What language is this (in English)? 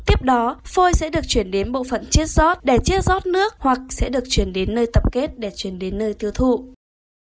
Vietnamese